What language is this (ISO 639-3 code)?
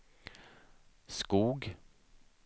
swe